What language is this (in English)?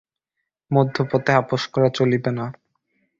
Bangla